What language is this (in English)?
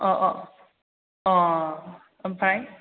Bodo